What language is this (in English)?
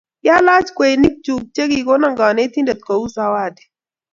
Kalenjin